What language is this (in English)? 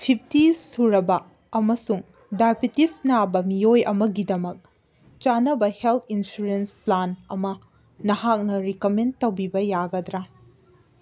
Manipuri